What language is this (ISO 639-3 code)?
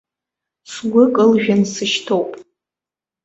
abk